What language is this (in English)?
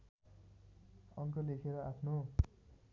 Nepali